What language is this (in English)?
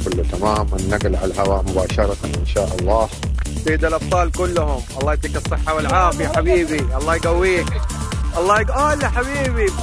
Arabic